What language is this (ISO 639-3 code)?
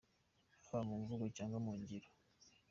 kin